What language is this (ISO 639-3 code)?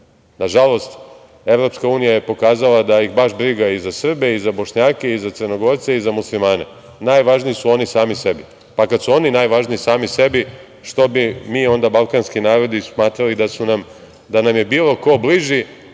srp